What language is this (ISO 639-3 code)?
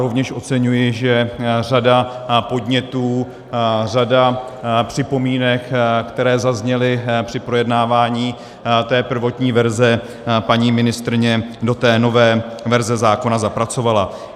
ces